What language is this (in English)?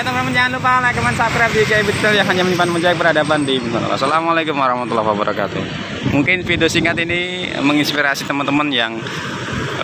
Indonesian